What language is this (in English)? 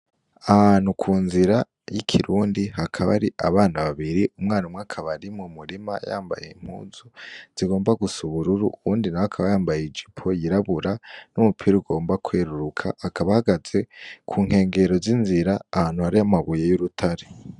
Rundi